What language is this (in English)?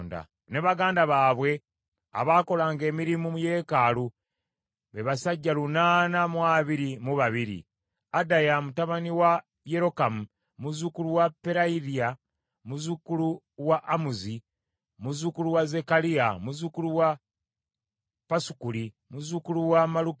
Ganda